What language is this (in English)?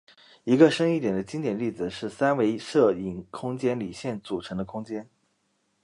Chinese